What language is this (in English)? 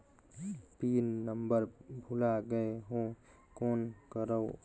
Chhattisgarhi